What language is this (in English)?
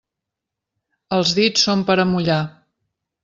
Catalan